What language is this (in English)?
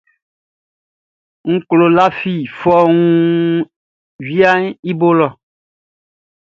Baoulé